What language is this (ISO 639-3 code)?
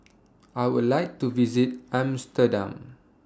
eng